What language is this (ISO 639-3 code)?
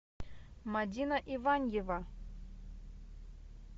rus